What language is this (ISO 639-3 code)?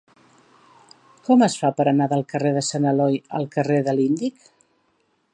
cat